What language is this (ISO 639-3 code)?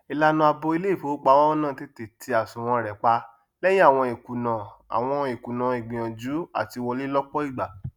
yor